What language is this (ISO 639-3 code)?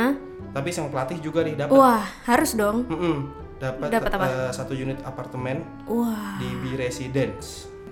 ind